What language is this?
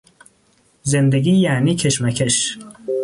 Persian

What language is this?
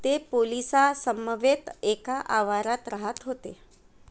Marathi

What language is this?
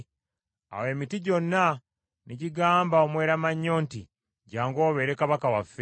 Ganda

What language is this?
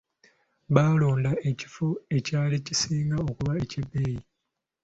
Ganda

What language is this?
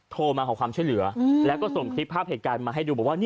Thai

